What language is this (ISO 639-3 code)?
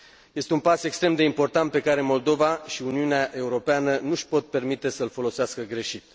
ron